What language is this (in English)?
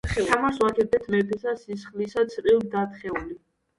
Georgian